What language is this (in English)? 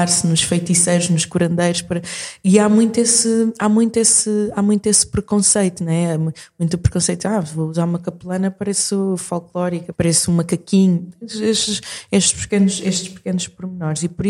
Portuguese